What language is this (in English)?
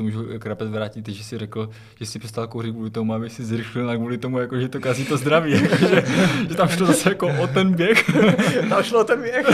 Czech